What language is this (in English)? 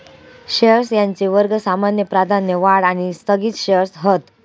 Marathi